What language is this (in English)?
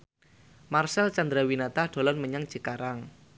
Javanese